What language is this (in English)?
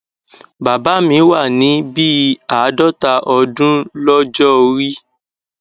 Yoruba